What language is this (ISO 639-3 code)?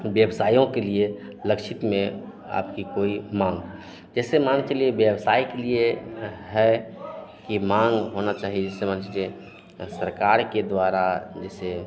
hin